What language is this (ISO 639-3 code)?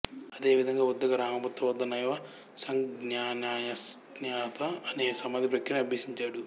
tel